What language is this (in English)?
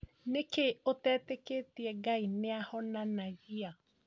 Kikuyu